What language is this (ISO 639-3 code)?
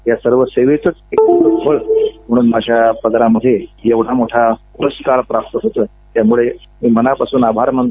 mar